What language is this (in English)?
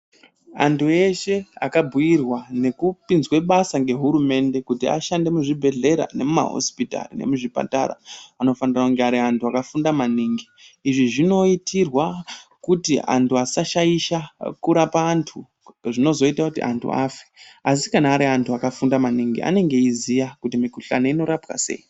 Ndau